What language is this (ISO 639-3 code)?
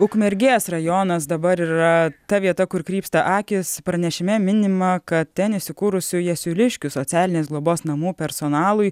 lit